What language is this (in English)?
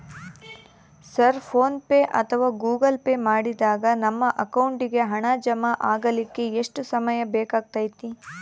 Kannada